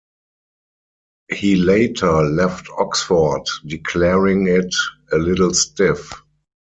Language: English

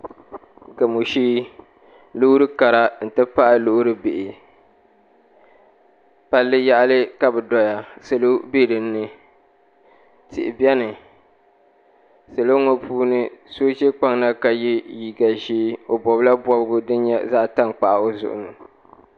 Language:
Dagbani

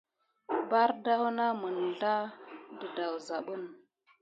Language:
Gidar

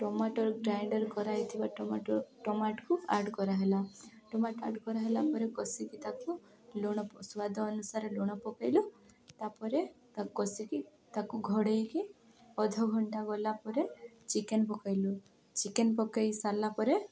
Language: Odia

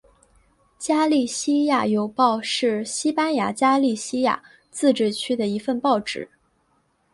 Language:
Chinese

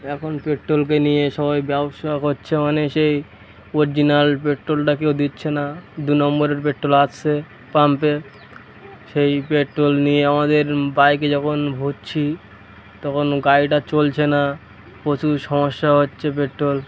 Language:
Bangla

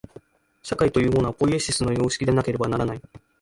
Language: Japanese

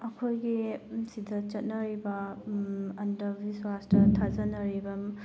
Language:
Manipuri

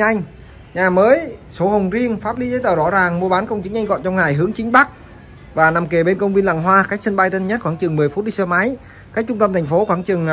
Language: Vietnamese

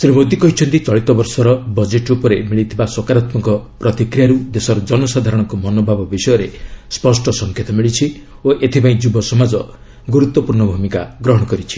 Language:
Odia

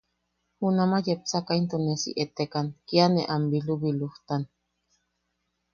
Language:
Yaqui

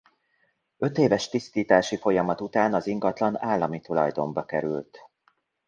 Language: Hungarian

